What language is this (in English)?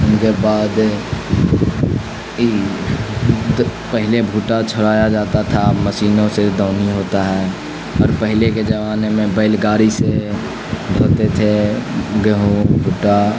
Urdu